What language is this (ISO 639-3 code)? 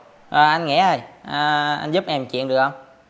vie